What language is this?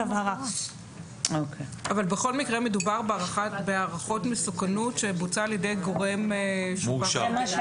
Hebrew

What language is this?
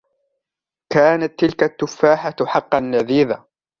Arabic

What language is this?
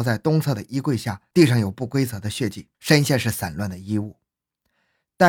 Chinese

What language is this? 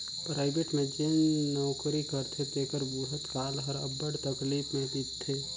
Chhattisgarhi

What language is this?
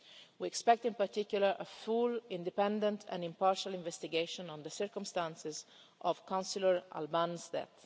English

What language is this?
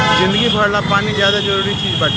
Bhojpuri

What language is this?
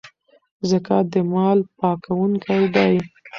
Pashto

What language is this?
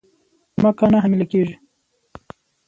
Pashto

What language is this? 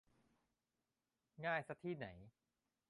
Thai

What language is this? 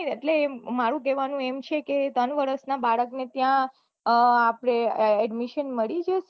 Gujarati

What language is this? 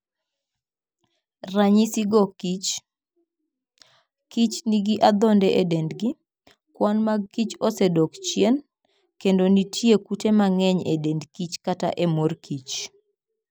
Luo (Kenya and Tanzania)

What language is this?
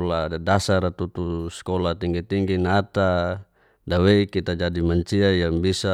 Geser-Gorom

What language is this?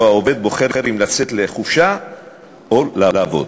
Hebrew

